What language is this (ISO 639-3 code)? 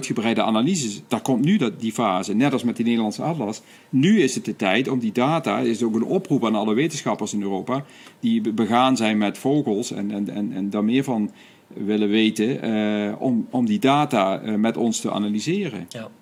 nld